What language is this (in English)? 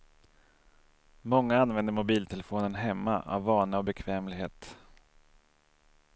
Swedish